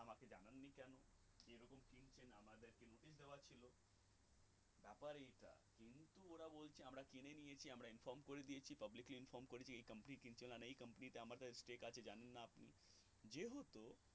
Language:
Bangla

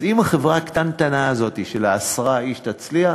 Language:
Hebrew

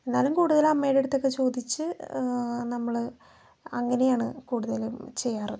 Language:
Malayalam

